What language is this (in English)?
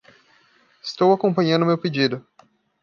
Portuguese